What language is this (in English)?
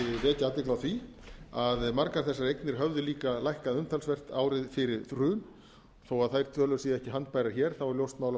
Icelandic